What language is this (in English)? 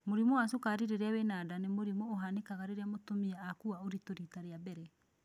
Kikuyu